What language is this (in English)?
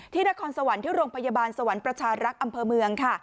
Thai